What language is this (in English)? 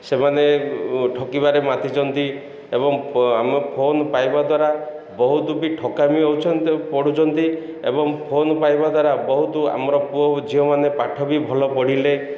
Odia